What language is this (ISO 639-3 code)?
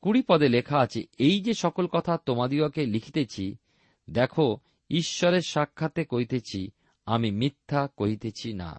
ben